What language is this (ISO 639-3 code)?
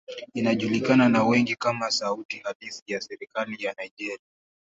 swa